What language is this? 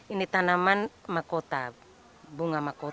Indonesian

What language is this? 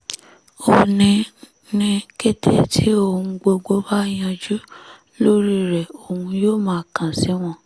Yoruba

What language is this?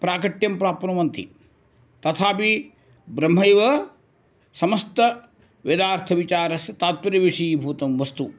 Sanskrit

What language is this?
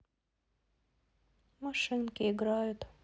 Russian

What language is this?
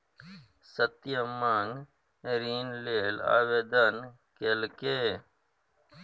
Maithili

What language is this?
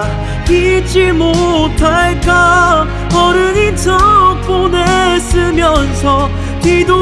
Korean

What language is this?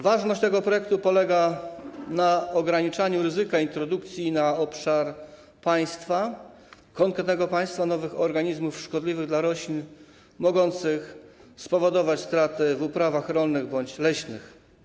Polish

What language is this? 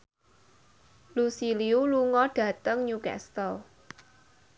Javanese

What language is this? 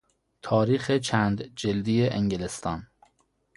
Persian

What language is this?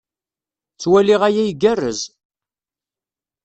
Kabyle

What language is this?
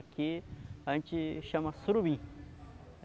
Portuguese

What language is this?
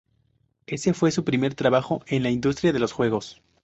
Spanish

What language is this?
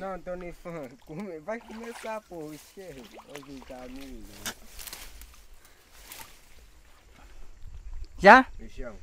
Vietnamese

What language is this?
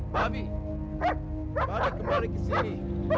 Indonesian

